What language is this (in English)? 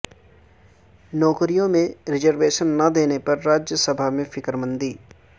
Urdu